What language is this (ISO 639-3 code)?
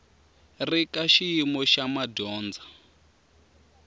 tso